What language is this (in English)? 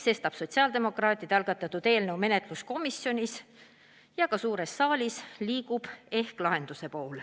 Estonian